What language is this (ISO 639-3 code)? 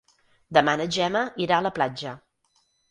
cat